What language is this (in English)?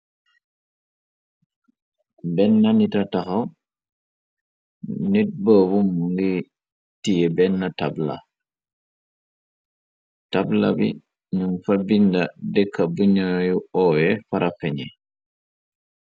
Wolof